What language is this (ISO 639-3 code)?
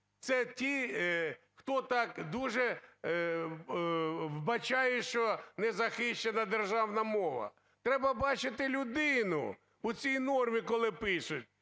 ukr